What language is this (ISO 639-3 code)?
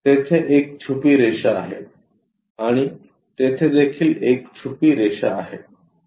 mar